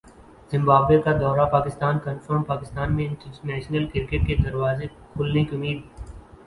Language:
Urdu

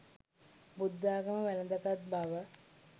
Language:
Sinhala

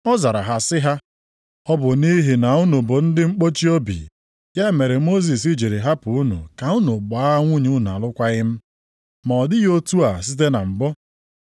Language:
Igbo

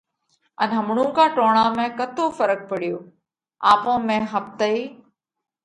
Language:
Parkari Koli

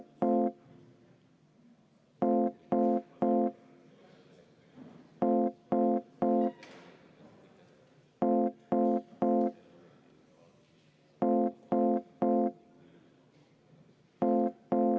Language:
Estonian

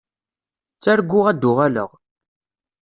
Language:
Kabyle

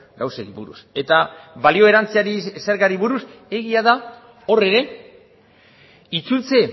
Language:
Basque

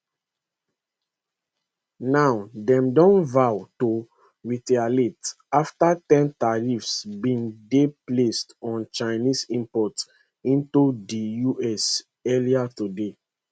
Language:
Nigerian Pidgin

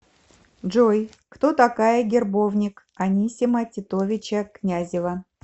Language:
Russian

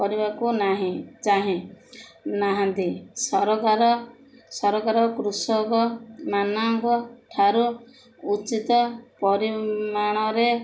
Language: Odia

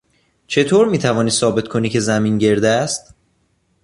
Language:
Persian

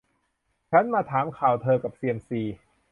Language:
Thai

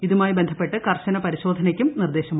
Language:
Malayalam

